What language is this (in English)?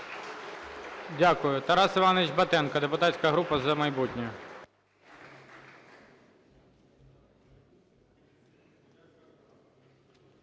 Ukrainian